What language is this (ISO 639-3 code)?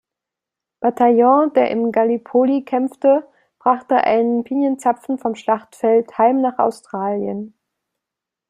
deu